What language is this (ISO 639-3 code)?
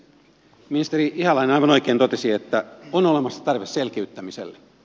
fin